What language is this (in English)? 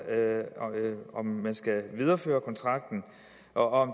Danish